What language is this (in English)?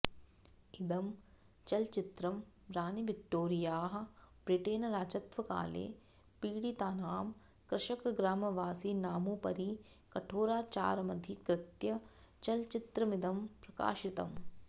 Sanskrit